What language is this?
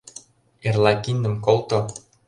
Mari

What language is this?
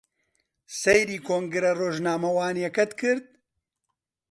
Central Kurdish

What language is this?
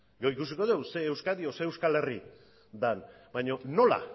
Basque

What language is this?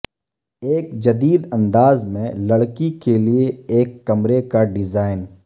Urdu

